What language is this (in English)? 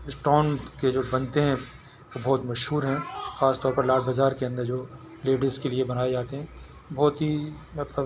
Urdu